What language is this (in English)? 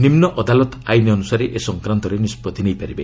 Odia